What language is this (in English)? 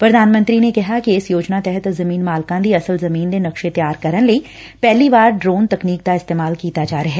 Punjabi